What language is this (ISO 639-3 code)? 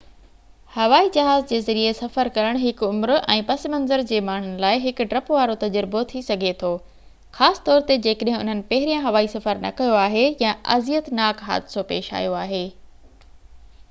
snd